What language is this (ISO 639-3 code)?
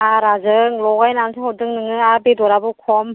brx